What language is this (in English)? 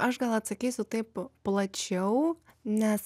Lithuanian